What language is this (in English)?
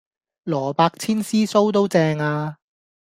Cantonese